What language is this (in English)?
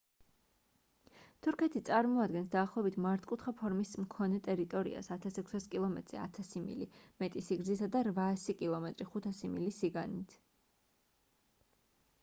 Georgian